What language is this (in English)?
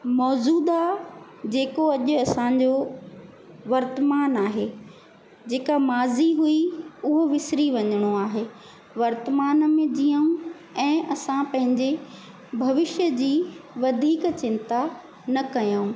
Sindhi